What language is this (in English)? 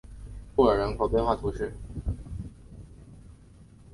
Chinese